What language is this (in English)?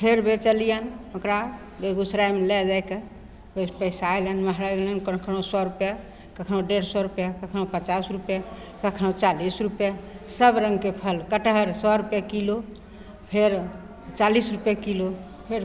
Maithili